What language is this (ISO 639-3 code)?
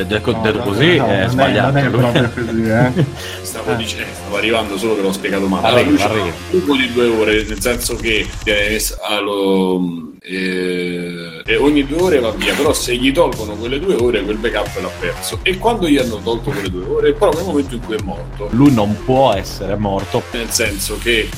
ita